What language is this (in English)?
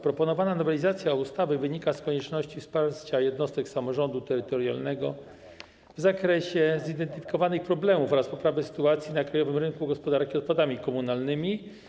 Polish